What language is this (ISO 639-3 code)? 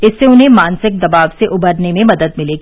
hin